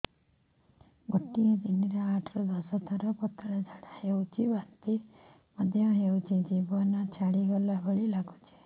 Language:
Odia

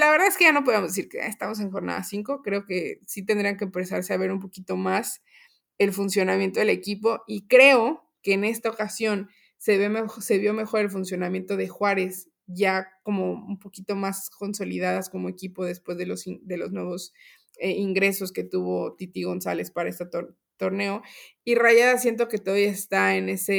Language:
Spanish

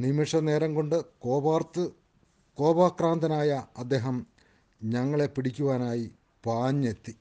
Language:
Malayalam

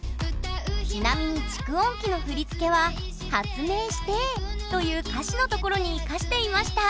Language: Japanese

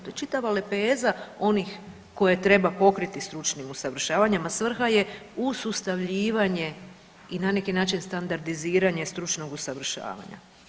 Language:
Croatian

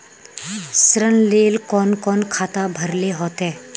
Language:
Magahi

